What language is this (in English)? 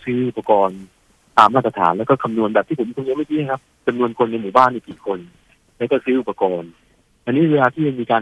Thai